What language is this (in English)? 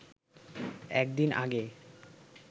Bangla